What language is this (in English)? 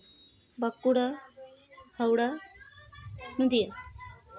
Santali